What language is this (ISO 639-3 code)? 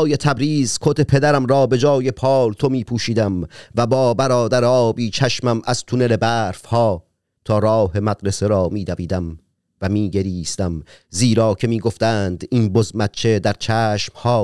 fas